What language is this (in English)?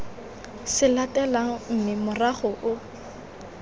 Tswana